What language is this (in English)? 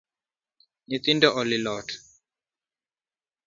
Luo (Kenya and Tanzania)